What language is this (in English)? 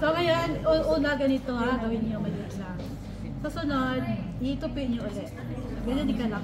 Filipino